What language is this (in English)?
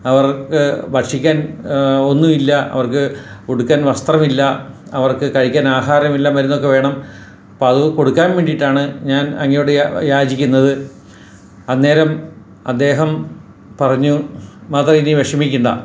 Malayalam